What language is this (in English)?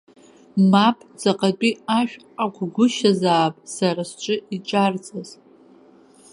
Abkhazian